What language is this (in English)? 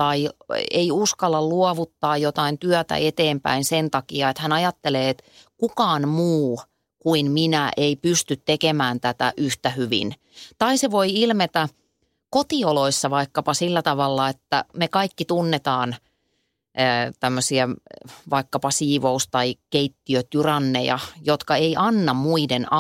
Finnish